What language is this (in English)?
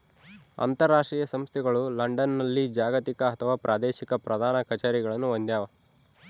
Kannada